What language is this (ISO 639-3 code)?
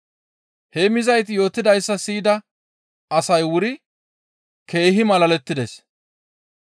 gmv